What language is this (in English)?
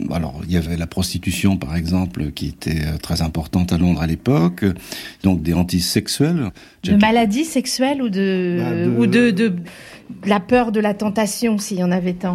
French